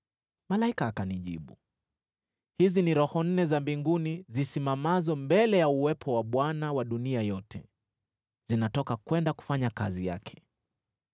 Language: Swahili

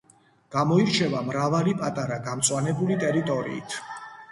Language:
Georgian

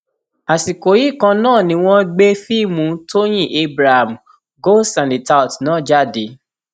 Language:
Yoruba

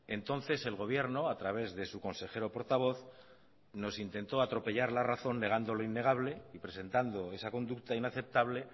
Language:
Spanish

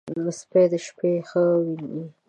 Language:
Pashto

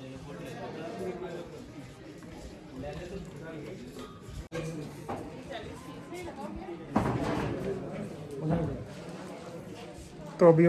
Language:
Hindi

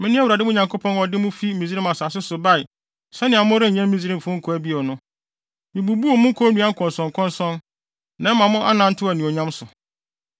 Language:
Akan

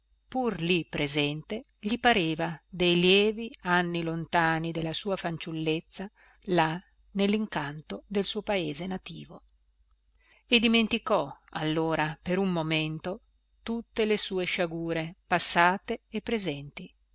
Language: Italian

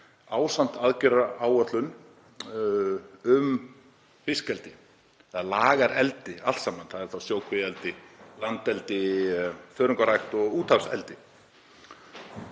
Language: Icelandic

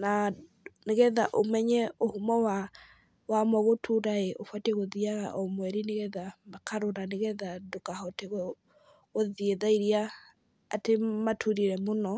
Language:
Kikuyu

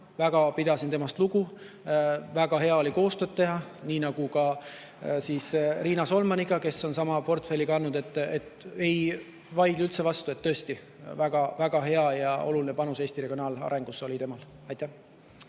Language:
Estonian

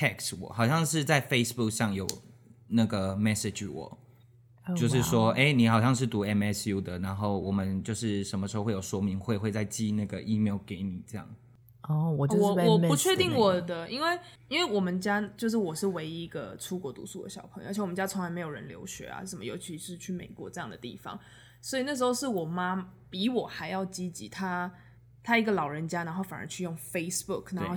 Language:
Chinese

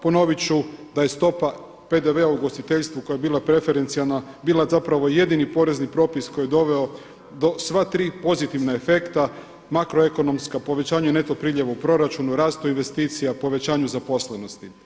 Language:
Croatian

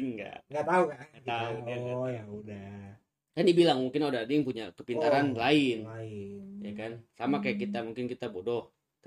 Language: Indonesian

